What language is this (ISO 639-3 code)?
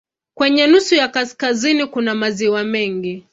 swa